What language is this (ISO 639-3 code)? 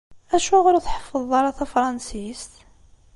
kab